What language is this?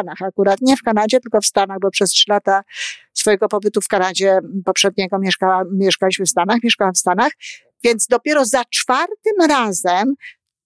Polish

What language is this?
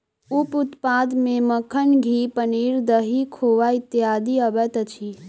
Maithili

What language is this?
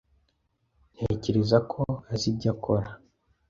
Kinyarwanda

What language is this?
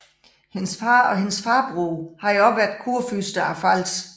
Danish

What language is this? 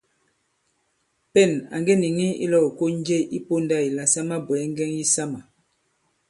Bankon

